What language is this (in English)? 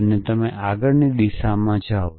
Gujarati